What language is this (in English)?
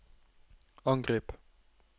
Norwegian